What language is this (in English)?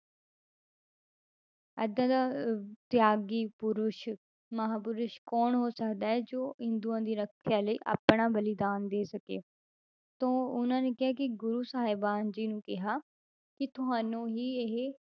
Punjabi